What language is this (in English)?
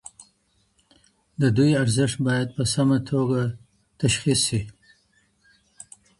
Pashto